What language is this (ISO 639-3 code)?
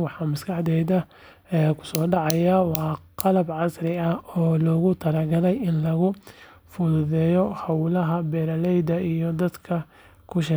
som